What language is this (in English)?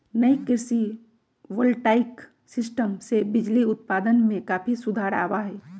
Magahi